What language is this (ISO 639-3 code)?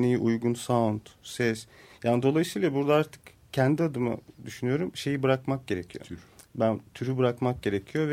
tur